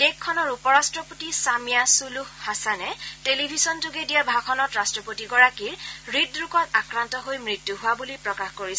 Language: Assamese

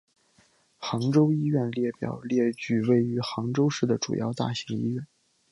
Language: Chinese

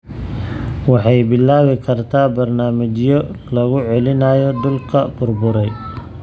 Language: Somali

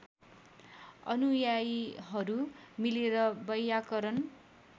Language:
Nepali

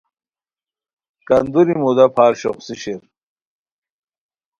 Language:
Khowar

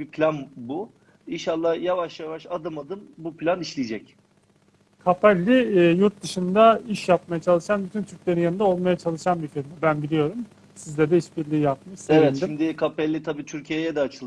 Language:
Turkish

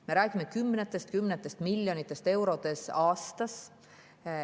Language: Estonian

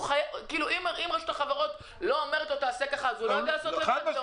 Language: Hebrew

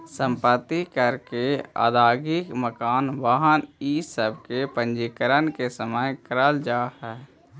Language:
Magahi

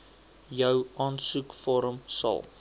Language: Afrikaans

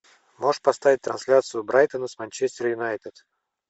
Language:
Russian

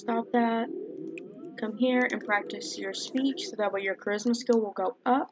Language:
English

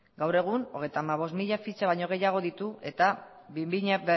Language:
Basque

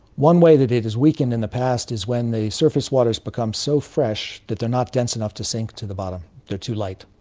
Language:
English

